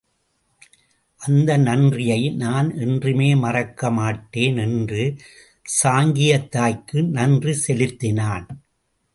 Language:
Tamil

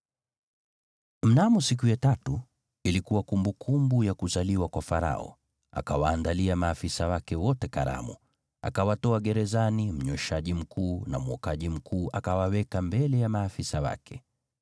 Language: Swahili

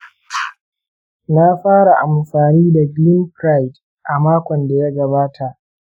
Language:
Hausa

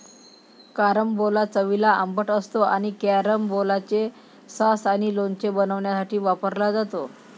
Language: Marathi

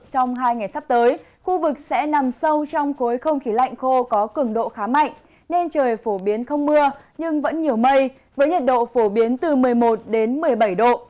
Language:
Vietnamese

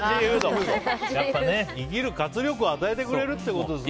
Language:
Japanese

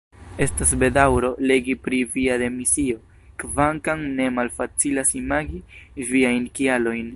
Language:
Esperanto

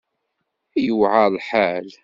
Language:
Kabyle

